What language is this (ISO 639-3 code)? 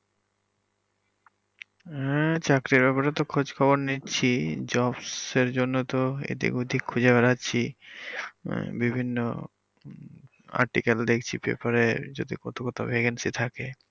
ben